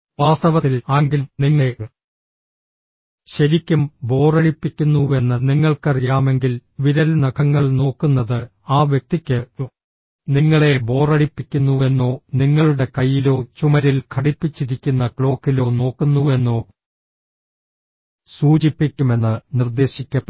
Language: Malayalam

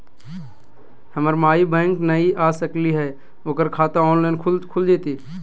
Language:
Magahi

